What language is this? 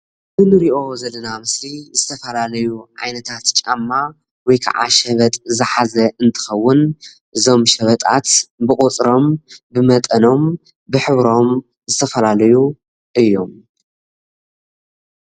Tigrinya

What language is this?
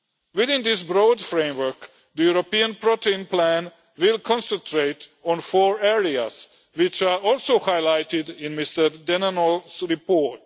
English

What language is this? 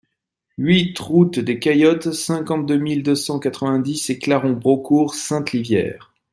French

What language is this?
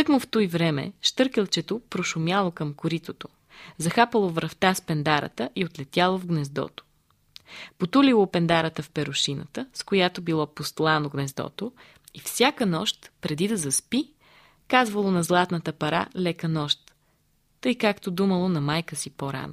Bulgarian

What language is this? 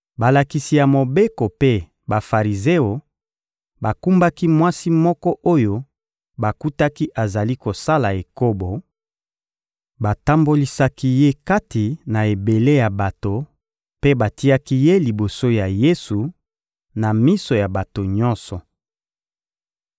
Lingala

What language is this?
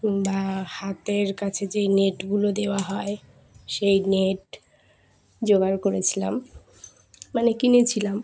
Bangla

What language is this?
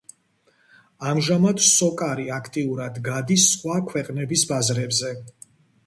Georgian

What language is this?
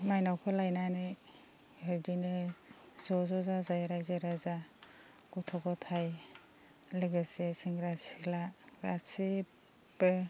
Bodo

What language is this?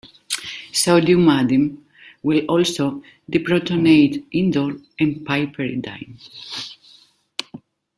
English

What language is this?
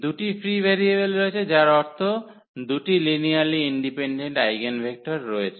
Bangla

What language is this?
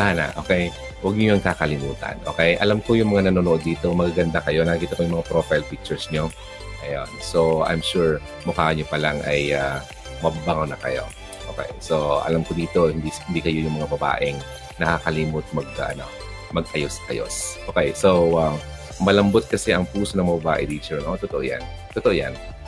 Filipino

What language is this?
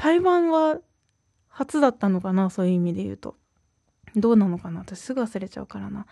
Japanese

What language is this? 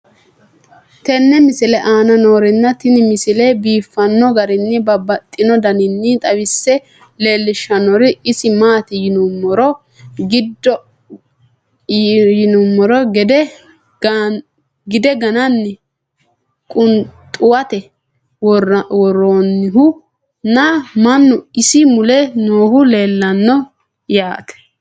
Sidamo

